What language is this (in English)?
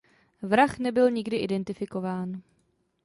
Czech